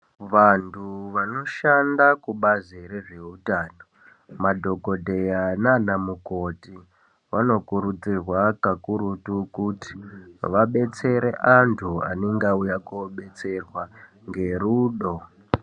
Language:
Ndau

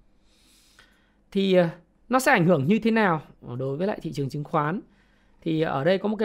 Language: Vietnamese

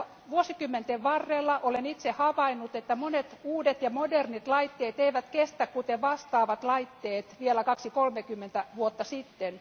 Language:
Finnish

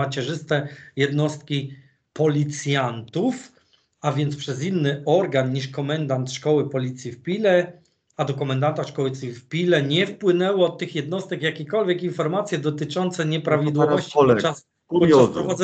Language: Polish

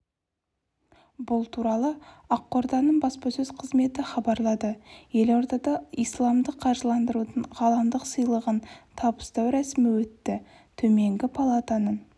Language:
Kazakh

